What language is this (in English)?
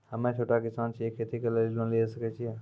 Maithili